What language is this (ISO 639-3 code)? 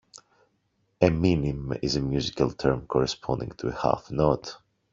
eng